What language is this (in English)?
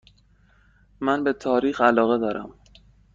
Persian